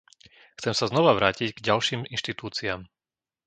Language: Slovak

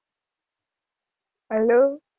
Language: Gujarati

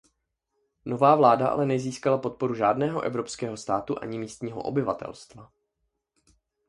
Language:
Czech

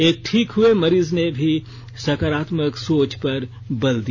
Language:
Hindi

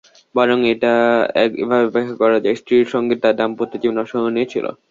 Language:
Bangla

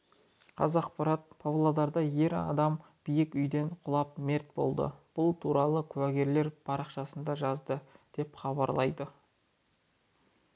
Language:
Kazakh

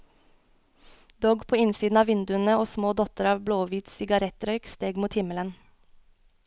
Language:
Norwegian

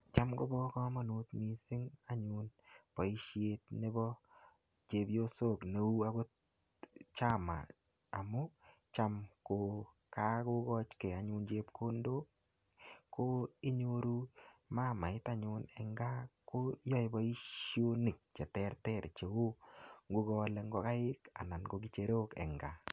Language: Kalenjin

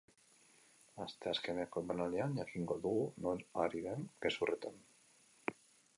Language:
Basque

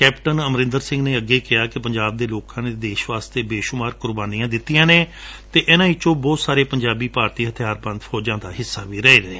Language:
Punjabi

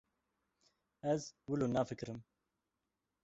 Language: Kurdish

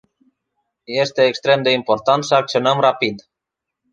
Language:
Romanian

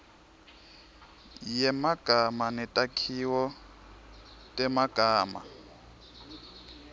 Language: Swati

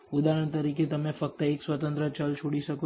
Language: Gujarati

